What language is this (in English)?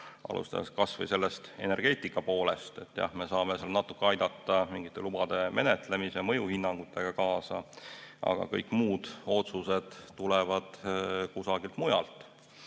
Estonian